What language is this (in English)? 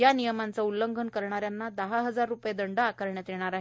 Marathi